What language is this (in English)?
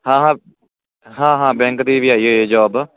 Punjabi